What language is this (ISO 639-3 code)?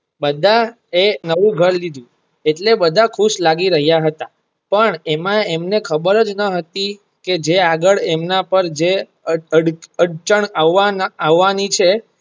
guj